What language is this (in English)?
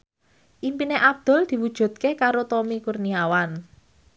Javanese